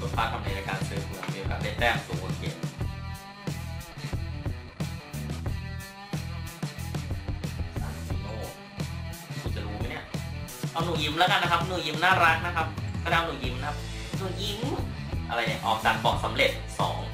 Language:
Thai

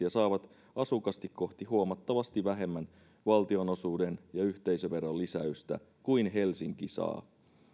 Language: Finnish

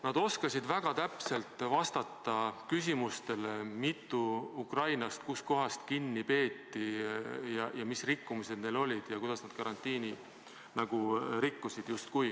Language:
Estonian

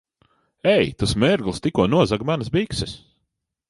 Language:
Latvian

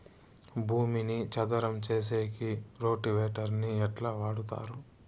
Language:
Telugu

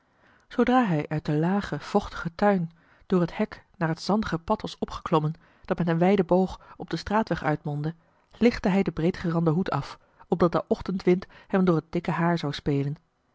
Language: Dutch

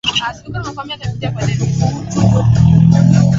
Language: Swahili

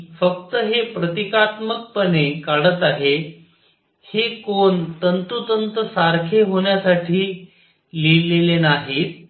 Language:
Marathi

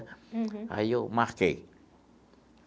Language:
Portuguese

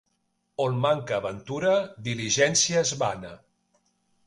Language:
Catalan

